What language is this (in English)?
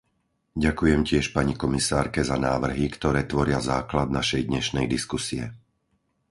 Slovak